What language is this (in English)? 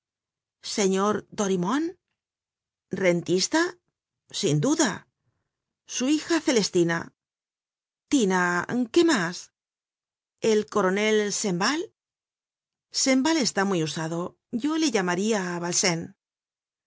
Spanish